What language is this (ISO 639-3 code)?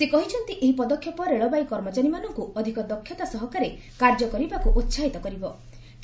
ori